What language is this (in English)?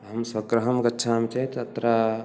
Sanskrit